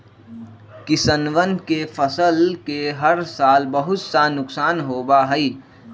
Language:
Magahi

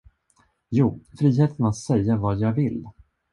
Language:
Swedish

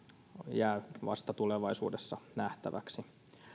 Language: Finnish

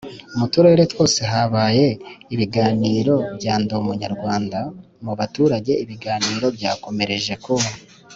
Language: Kinyarwanda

